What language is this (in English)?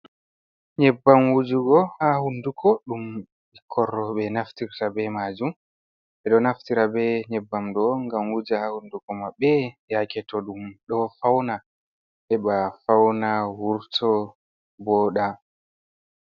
Fula